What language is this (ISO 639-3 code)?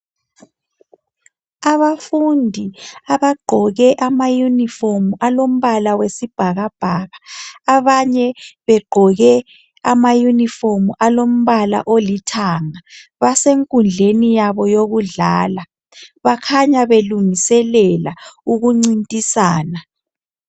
nde